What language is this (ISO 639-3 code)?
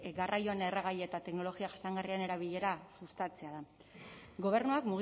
eus